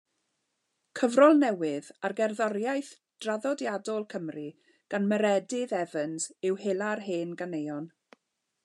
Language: Welsh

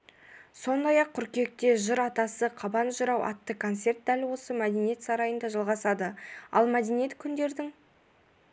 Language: Kazakh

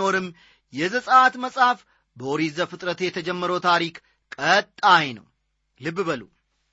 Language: Amharic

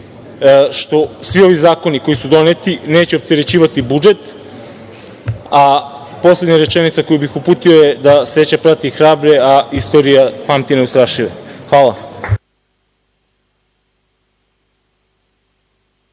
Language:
Serbian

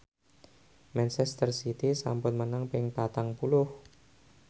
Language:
Javanese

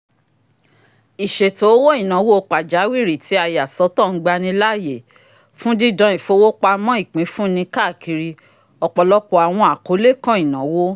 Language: Yoruba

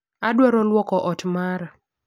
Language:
Luo (Kenya and Tanzania)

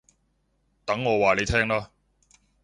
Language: Cantonese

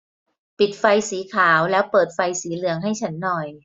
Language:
Thai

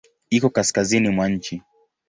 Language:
Swahili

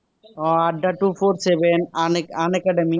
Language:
Assamese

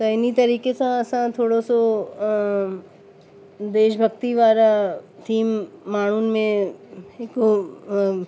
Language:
Sindhi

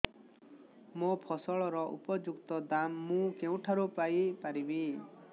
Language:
Odia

